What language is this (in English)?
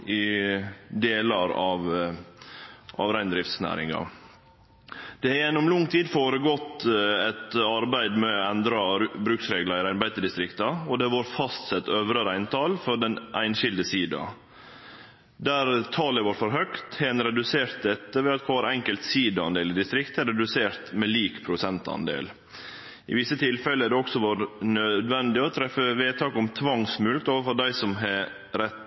Norwegian Nynorsk